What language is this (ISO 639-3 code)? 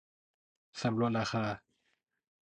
tha